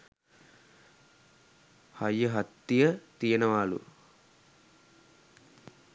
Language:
Sinhala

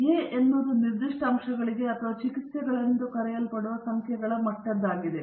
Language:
Kannada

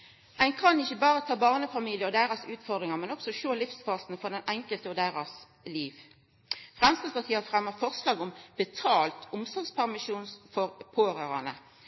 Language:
Norwegian Nynorsk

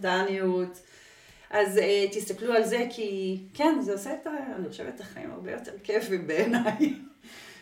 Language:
Hebrew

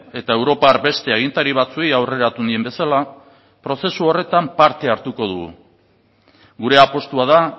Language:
Basque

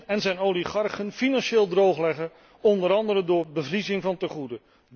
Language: Dutch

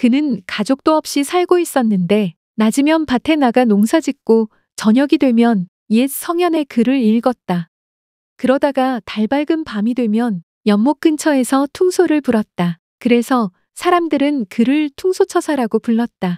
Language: Korean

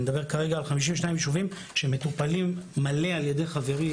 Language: Hebrew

